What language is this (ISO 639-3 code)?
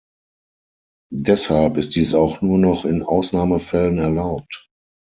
deu